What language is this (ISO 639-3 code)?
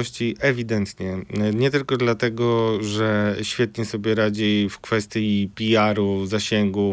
pol